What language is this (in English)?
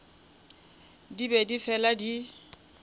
Northern Sotho